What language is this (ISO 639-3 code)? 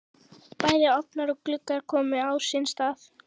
isl